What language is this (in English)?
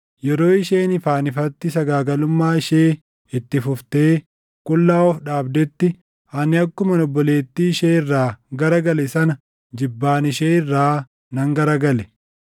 Oromo